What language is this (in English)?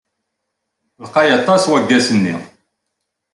Kabyle